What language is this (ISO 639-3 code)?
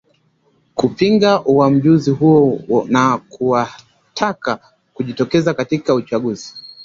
swa